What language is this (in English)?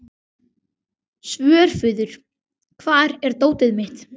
Icelandic